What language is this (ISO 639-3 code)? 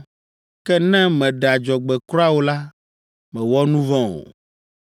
ewe